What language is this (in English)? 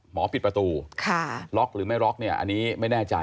Thai